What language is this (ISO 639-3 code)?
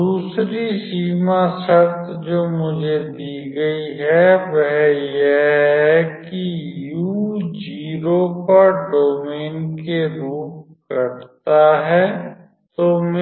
hin